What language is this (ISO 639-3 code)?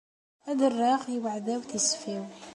kab